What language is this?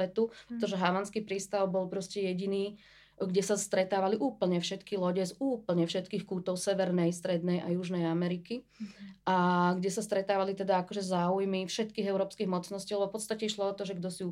Slovak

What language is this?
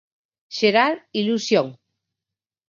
Galician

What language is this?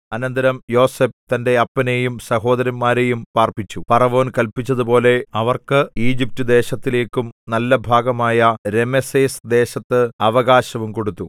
Malayalam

